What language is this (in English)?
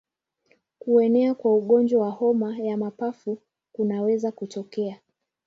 Swahili